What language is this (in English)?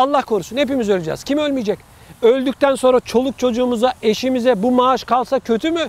Turkish